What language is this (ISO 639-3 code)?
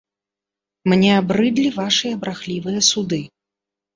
bel